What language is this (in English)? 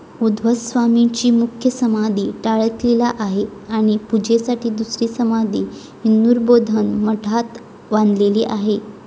Marathi